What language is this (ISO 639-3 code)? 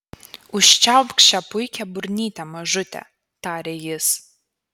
lit